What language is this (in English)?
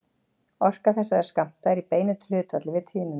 Icelandic